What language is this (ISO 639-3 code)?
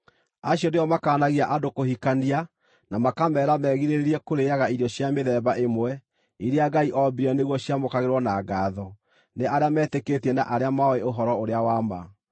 kik